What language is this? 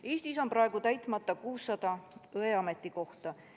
Estonian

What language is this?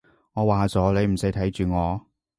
Cantonese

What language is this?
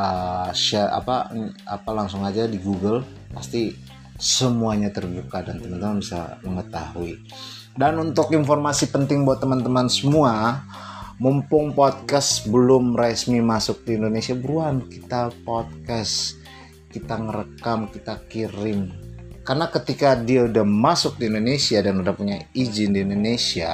Indonesian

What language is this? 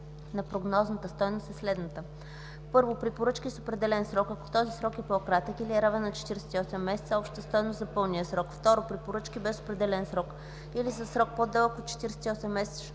Bulgarian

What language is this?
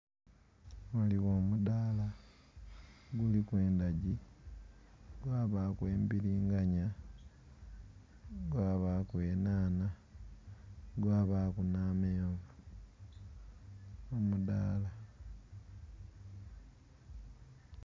Soga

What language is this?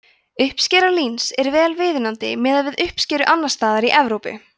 Icelandic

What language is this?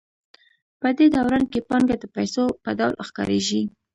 Pashto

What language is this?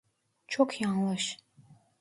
Turkish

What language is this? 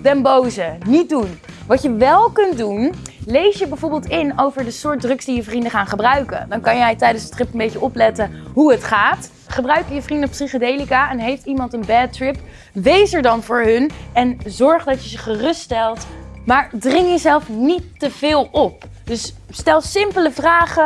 Dutch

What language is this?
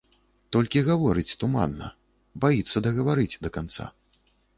Belarusian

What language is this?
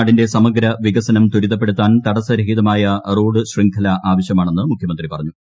Malayalam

